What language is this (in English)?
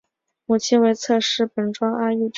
Chinese